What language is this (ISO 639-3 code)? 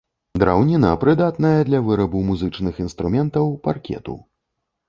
bel